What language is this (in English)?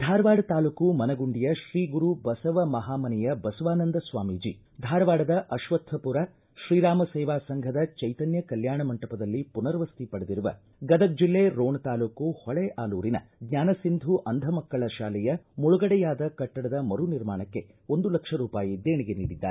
Kannada